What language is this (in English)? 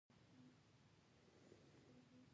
Pashto